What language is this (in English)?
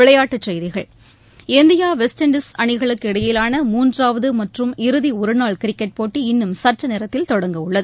Tamil